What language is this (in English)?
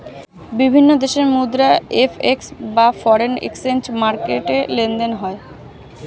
Bangla